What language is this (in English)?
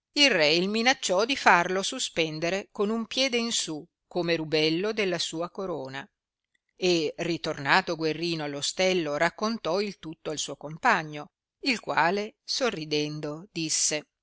Italian